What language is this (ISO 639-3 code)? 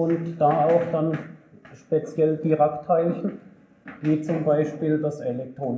deu